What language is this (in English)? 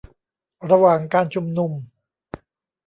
Thai